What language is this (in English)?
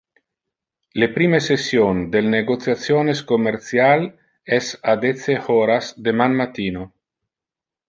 Interlingua